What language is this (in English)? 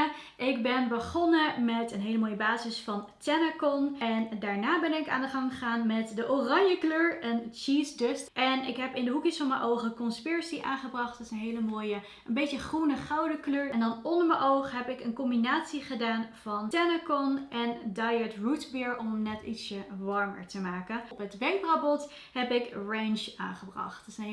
Dutch